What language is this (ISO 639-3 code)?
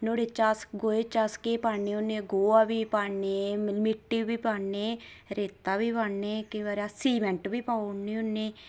doi